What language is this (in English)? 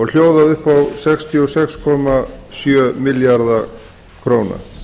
Icelandic